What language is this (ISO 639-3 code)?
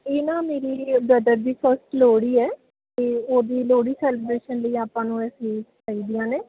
pan